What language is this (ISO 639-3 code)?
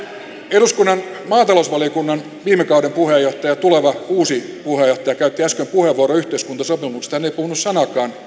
fin